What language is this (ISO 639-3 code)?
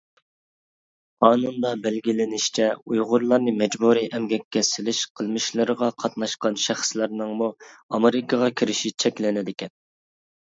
uig